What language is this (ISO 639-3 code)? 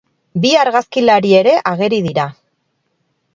eus